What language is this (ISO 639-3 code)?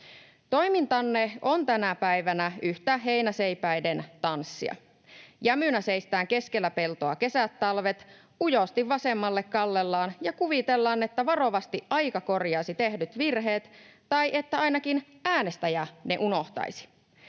fin